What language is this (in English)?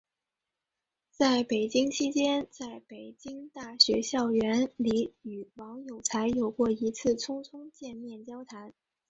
Chinese